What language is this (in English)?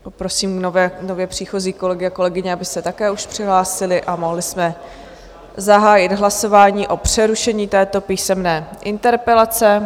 Czech